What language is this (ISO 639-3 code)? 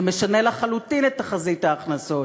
heb